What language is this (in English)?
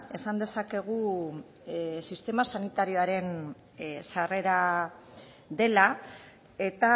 Basque